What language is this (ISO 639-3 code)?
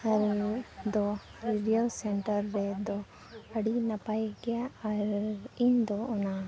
sat